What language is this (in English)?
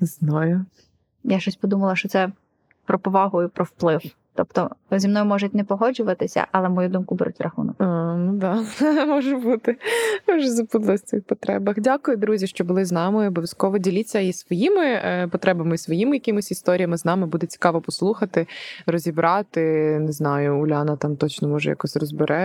Ukrainian